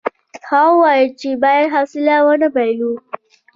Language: Pashto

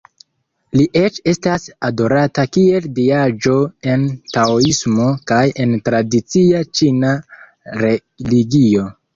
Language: Esperanto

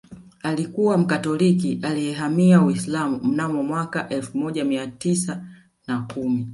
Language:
Swahili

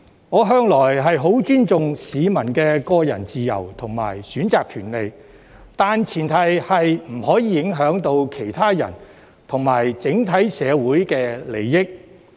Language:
Cantonese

